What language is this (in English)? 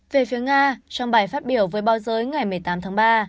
Vietnamese